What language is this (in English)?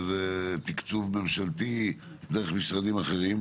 Hebrew